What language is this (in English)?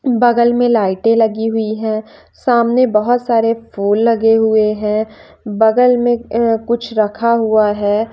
Hindi